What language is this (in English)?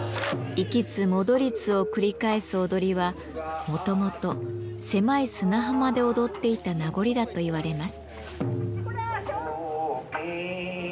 Japanese